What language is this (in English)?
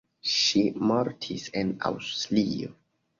Esperanto